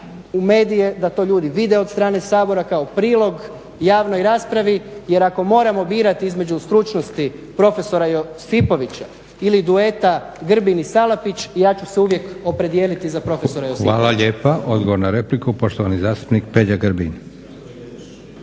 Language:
Croatian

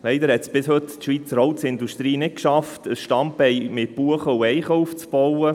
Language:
Swiss German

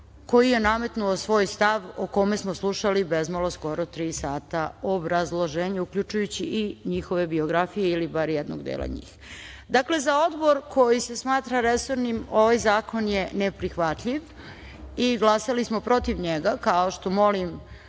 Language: Serbian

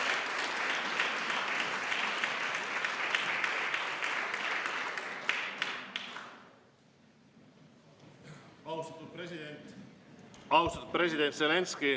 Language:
Estonian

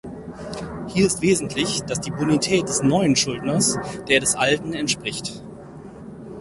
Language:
German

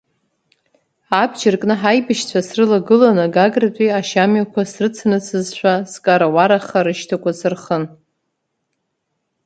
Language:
Abkhazian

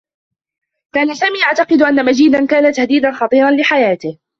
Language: Arabic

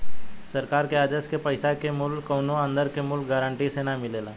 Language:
Bhojpuri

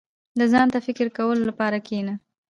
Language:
Pashto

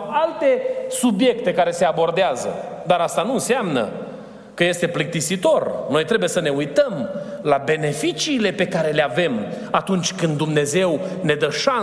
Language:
Romanian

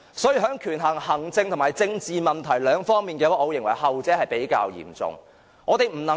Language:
Cantonese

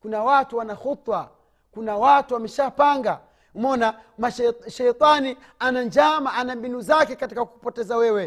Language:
Swahili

